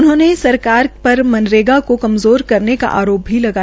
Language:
Hindi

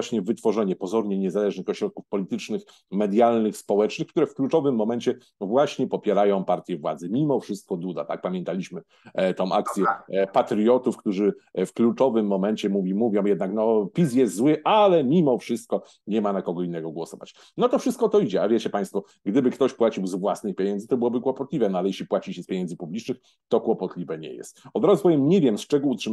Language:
Polish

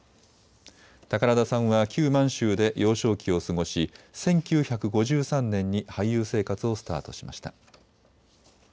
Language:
Japanese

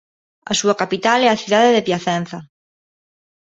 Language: Galician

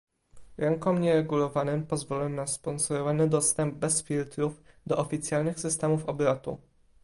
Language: Polish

